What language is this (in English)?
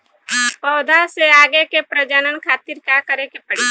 Bhojpuri